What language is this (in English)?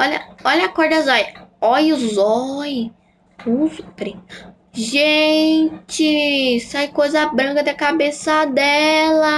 Portuguese